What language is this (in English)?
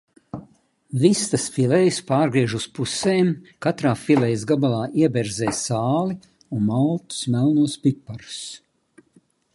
Latvian